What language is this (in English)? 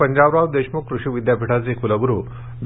Marathi